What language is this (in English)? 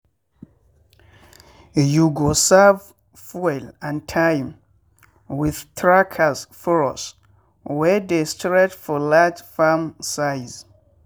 Nigerian Pidgin